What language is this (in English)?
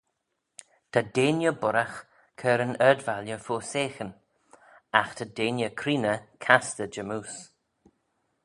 Manx